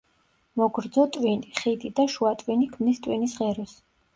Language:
Georgian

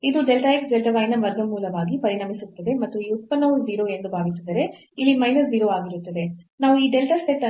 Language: Kannada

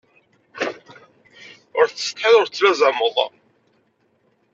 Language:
Kabyle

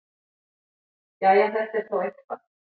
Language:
Icelandic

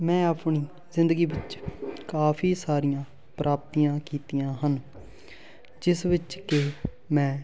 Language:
Punjabi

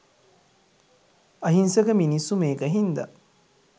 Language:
Sinhala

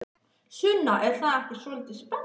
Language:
Icelandic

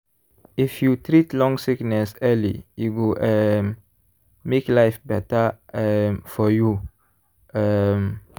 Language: Nigerian Pidgin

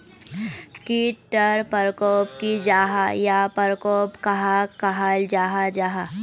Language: Magahi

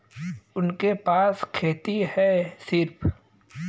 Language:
Bhojpuri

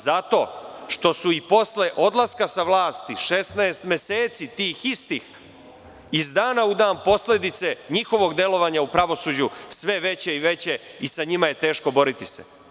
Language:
Serbian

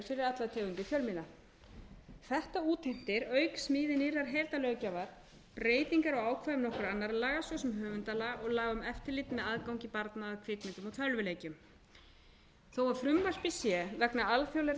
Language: Icelandic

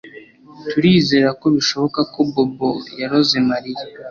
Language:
Kinyarwanda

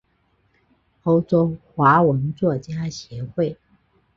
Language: Chinese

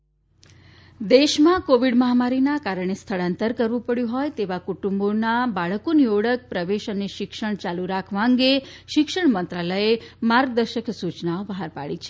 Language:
Gujarati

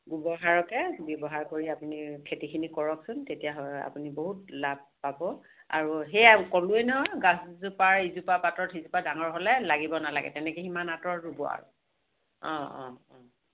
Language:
Assamese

